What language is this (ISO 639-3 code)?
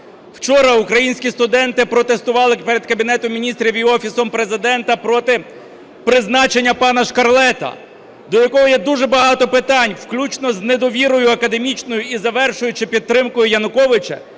ukr